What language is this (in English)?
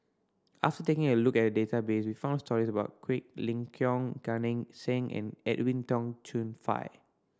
English